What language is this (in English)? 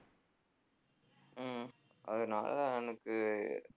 Tamil